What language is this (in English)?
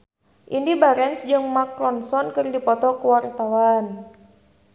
Sundanese